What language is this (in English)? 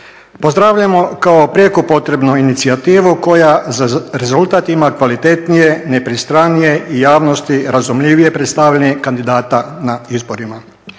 Croatian